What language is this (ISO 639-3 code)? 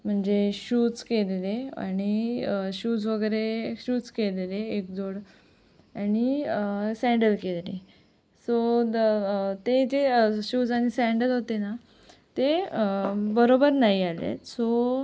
mar